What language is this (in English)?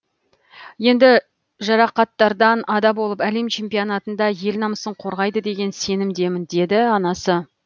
Kazakh